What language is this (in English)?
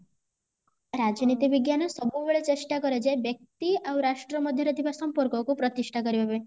Odia